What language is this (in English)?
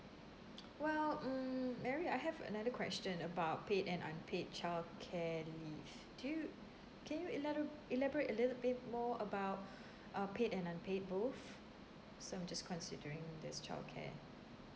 English